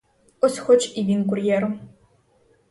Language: Ukrainian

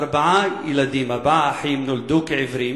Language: Hebrew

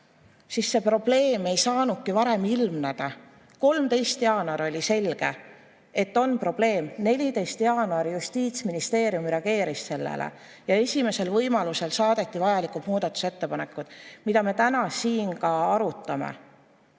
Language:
Estonian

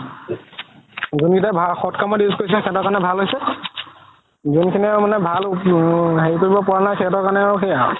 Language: Assamese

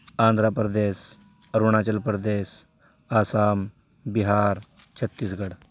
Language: Urdu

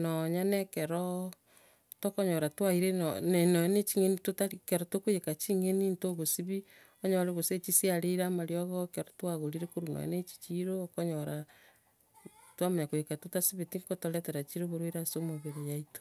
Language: Gusii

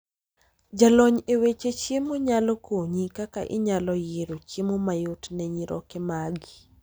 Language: Luo (Kenya and Tanzania)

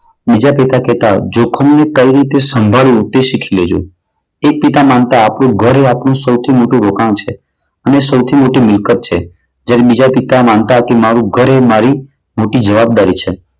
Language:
Gujarati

